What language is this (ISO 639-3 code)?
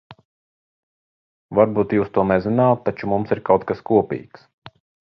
lav